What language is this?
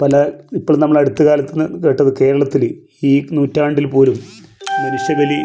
Malayalam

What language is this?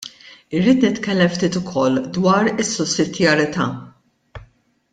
Maltese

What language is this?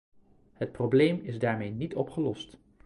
Dutch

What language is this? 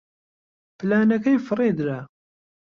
Central Kurdish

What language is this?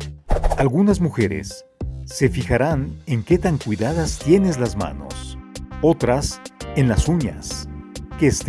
Spanish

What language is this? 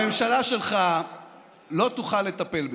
Hebrew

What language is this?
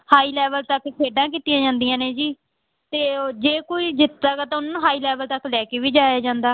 Punjabi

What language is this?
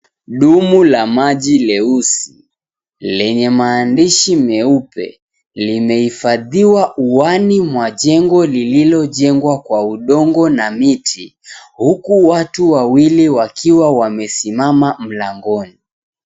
Swahili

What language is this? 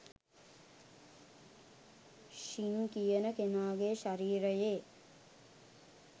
Sinhala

